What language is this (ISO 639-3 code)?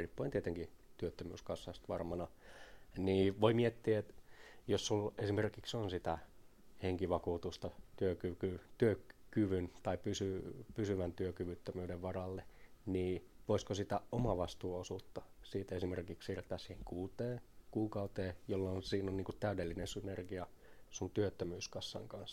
fin